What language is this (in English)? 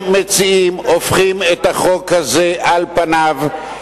Hebrew